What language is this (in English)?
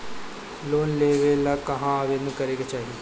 Bhojpuri